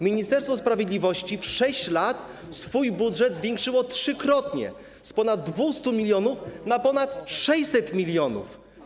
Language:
Polish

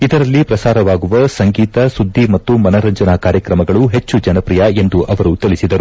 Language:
Kannada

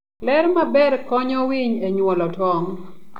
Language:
Luo (Kenya and Tanzania)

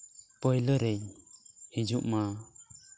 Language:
Santali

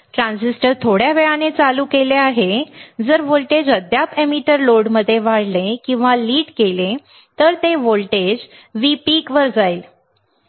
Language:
Marathi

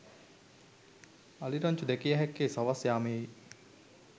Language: Sinhala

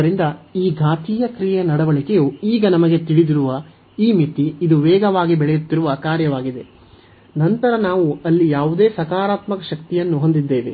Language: Kannada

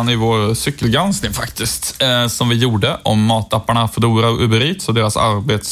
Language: Swedish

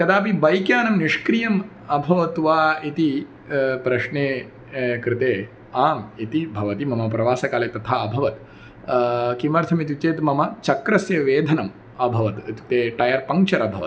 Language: Sanskrit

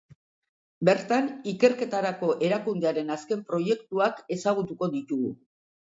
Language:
Basque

